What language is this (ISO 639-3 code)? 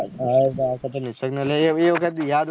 guj